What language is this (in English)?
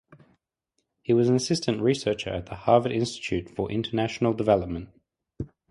English